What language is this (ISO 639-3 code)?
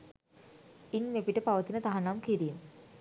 sin